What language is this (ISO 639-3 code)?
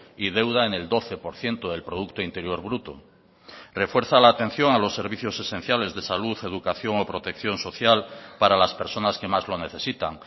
spa